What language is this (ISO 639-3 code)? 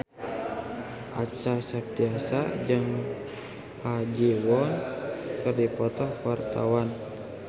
sun